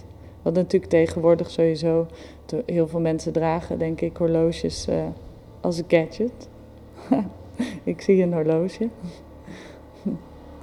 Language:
Dutch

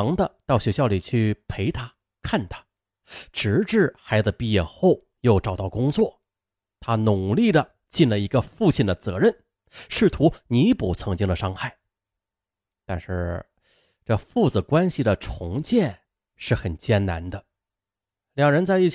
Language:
Chinese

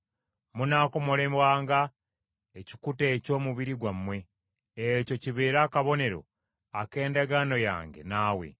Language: Ganda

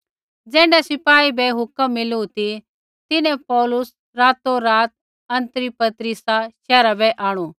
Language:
Kullu Pahari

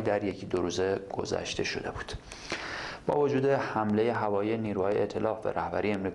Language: Persian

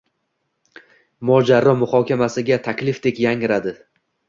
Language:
Uzbek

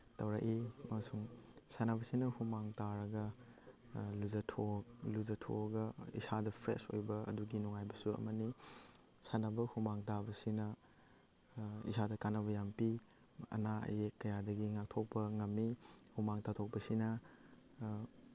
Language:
Manipuri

